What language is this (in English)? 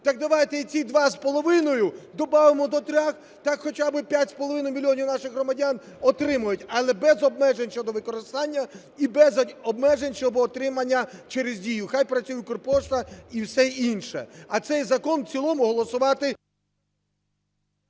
Ukrainian